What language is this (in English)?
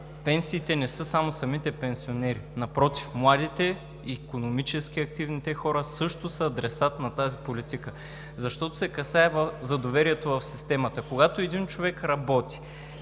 Bulgarian